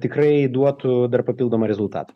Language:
Lithuanian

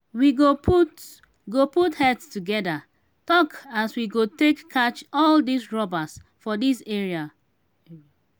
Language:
Nigerian Pidgin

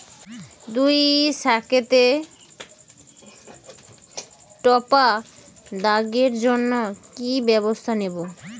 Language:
Bangla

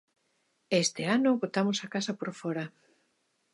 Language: Galician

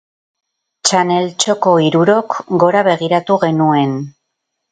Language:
Basque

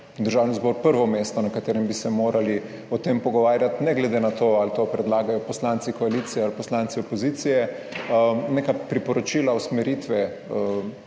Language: Slovenian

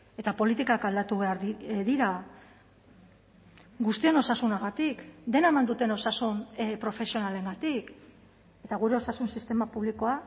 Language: Basque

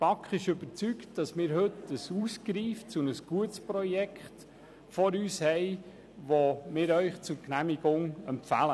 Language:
Swiss German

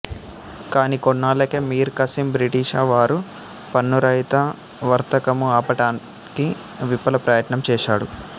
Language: Telugu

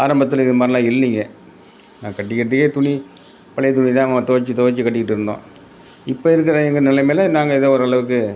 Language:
Tamil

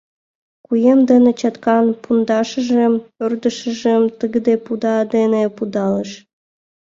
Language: Mari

